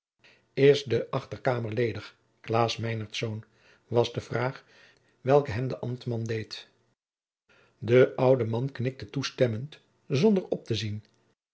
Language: Dutch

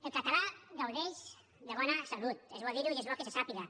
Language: Catalan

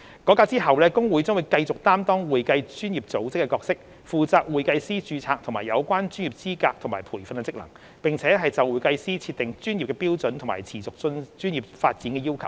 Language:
Cantonese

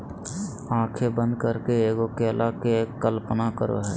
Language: Magahi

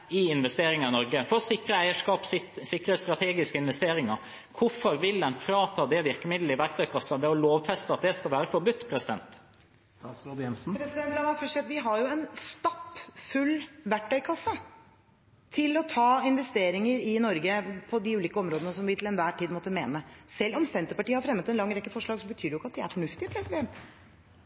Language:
Norwegian Bokmål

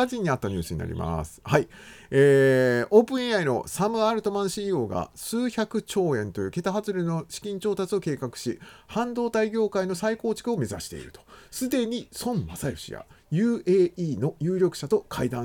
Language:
Japanese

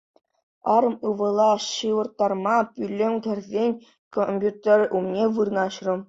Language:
Chuvash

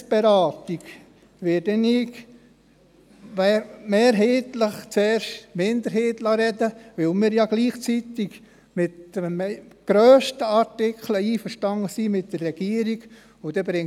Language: Swiss German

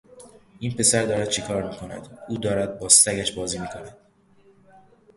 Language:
Persian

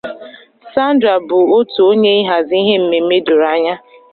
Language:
Igbo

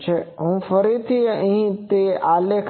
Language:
Gujarati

